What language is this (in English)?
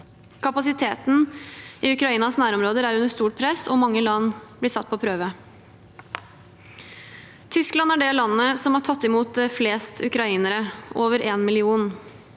Norwegian